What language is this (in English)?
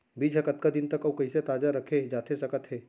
Chhattisgarhi